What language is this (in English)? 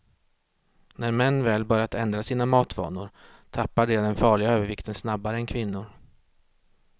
Swedish